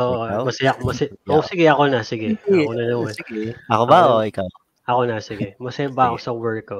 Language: Filipino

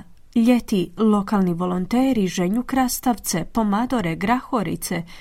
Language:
Croatian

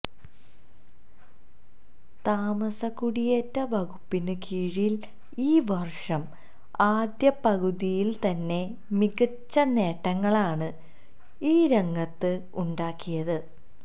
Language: Malayalam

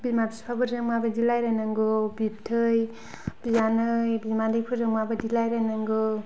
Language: Bodo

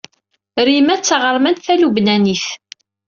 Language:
Kabyle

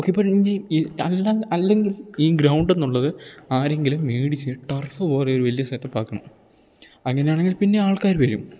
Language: Malayalam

